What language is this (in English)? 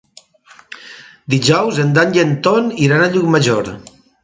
Catalan